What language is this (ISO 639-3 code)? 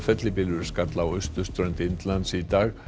isl